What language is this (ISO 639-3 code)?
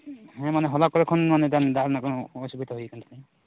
sat